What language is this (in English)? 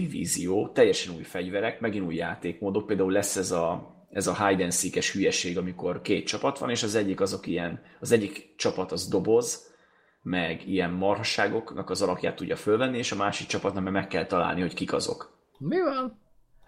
Hungarian